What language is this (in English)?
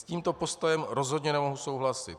Czech